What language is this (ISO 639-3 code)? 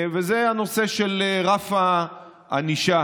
heb